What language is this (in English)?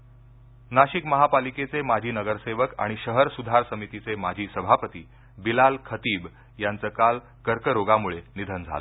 Marathi